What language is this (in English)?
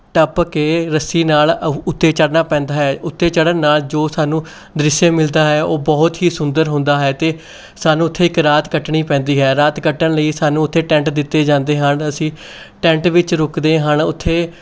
Punjabi